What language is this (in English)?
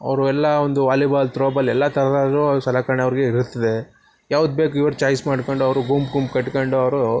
Kannada